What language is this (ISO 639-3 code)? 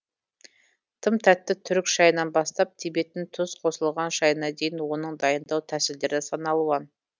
kaz